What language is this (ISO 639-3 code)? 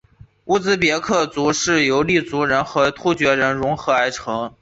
zho